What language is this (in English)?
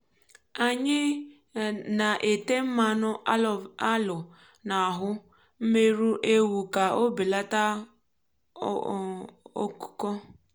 Igbo